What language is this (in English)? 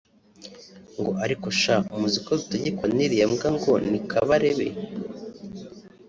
Kinyarwanda